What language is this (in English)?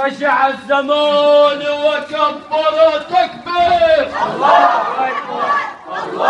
Arabic